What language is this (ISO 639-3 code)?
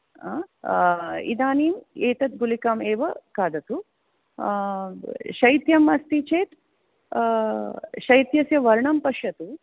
san